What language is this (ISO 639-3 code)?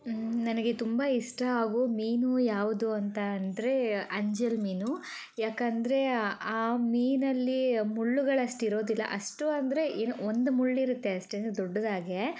kan